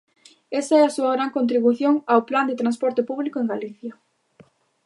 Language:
Galician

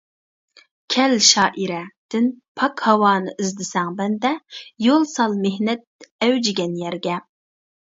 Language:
Uyghur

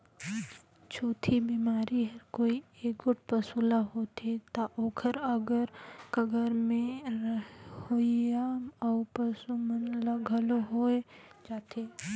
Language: Chhattisgarhi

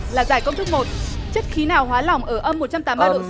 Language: Vietnamese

